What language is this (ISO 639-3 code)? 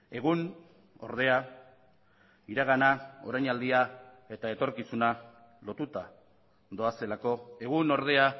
eus